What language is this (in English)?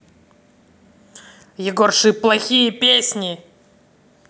Russian